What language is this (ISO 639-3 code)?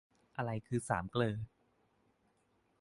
tha